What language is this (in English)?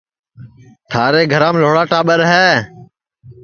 Sansi